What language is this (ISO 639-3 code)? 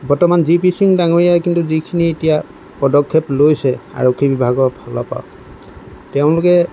asm